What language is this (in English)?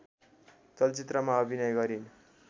Nepali